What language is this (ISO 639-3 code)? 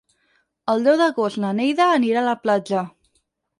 cat